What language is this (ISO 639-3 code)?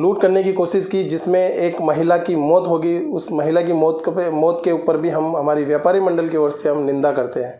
hin